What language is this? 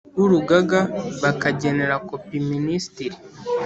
Kinyarwanda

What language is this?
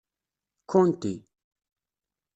Kabyle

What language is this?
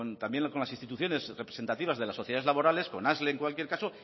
Spanish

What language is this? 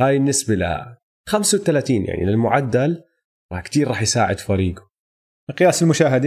Arabic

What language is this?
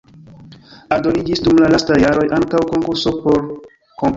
Esperanto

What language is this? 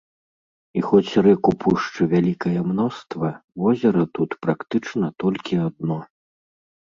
Belarusian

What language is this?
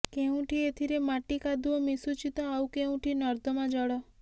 Odia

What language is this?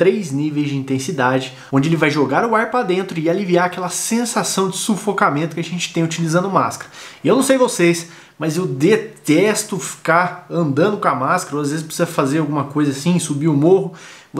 Portuguese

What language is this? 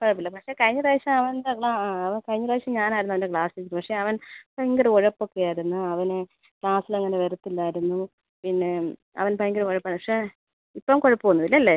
Malayalam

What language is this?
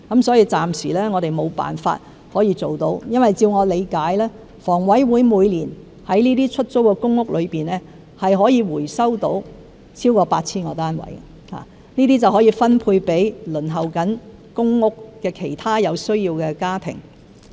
Cantonese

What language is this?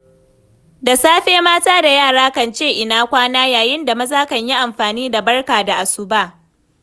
Hausa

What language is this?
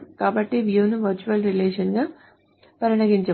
Telugu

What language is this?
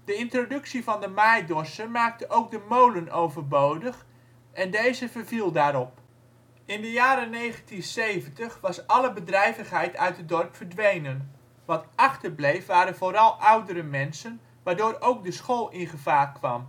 Dutch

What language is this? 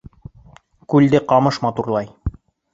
Bashkir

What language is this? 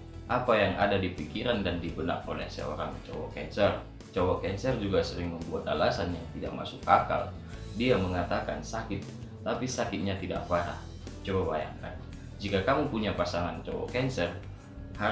Indonesian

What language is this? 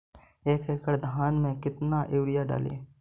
Magahi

